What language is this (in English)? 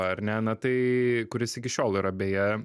Lithuanian